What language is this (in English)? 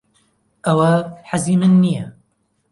Central Kurdish